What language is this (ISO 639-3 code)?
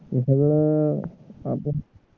mar